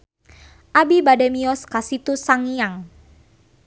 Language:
Sundanese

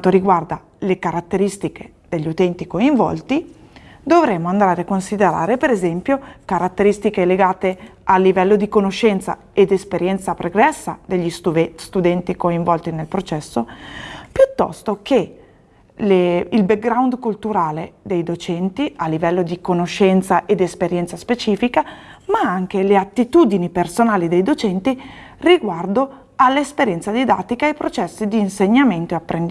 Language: Italian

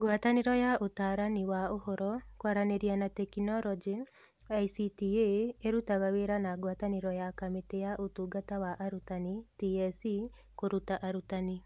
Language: Kikuyu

